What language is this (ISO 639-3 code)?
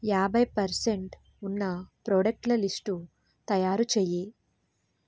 tel